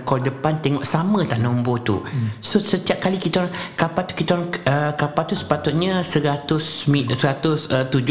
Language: Malay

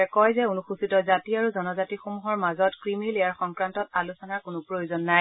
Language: Assamese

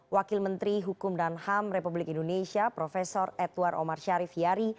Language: Indonesian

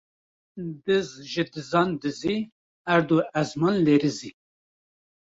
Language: Kurdish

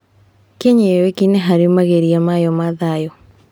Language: Kikuyu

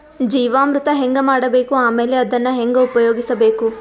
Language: Kannada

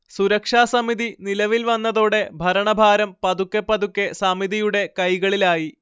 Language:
Malayalam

